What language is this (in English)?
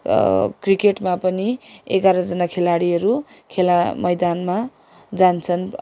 Nepali